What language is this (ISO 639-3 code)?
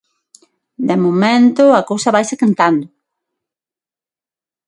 glg